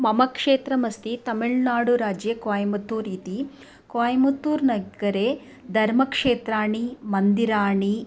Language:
Sanskrit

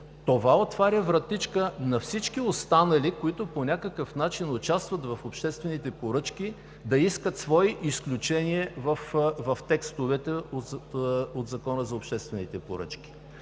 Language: Bulgarian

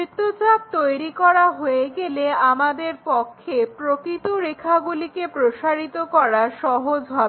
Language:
Bangla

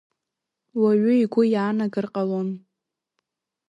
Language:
Abkhazian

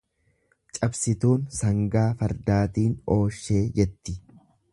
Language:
Oromo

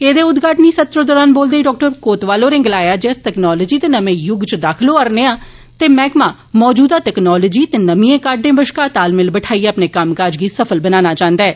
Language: Dogri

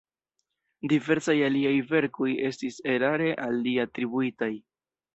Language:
Esperanto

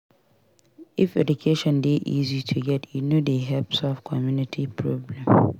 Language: Nigerian Pidgin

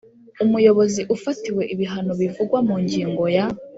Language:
Kinyarwanda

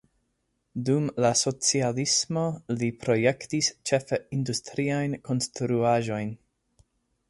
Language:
Esperanto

